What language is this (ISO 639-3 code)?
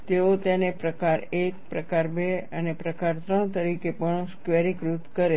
guj